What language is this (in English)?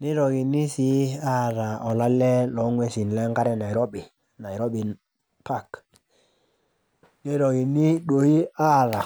Masai